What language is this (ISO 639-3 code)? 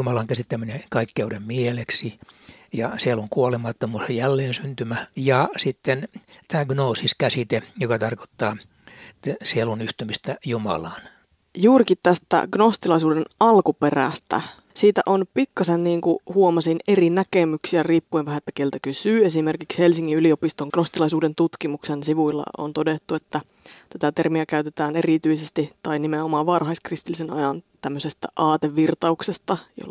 fin